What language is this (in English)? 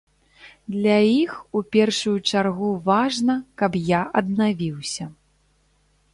Belarusian